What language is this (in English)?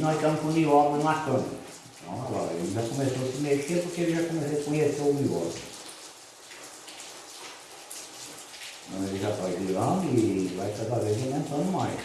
Portuguese